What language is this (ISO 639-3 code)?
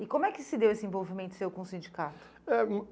por